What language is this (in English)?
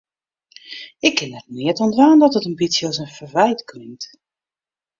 Western Frisian